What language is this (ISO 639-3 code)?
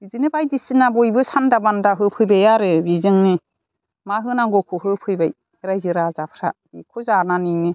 brx